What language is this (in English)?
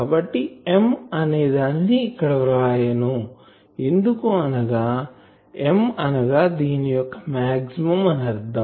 Telugu